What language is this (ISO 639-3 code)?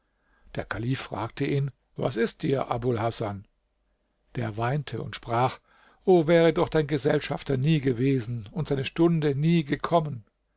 deu